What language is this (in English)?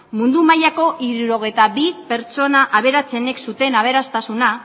Basque